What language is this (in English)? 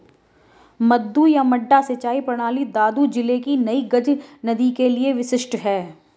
Hindi